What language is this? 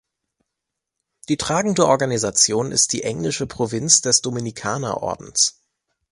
German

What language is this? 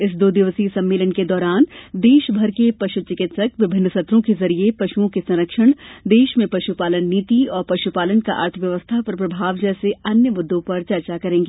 Hindi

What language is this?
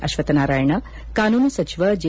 Kannada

